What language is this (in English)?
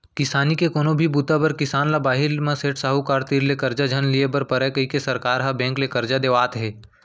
Chhattisgarhi